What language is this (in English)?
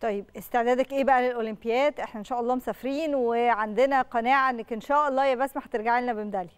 Arabic